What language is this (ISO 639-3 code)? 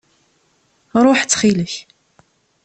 kab